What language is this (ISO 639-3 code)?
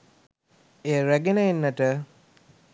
sin